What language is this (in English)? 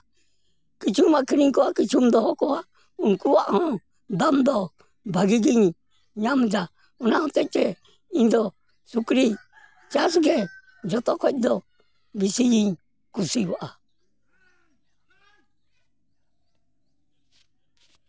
Santali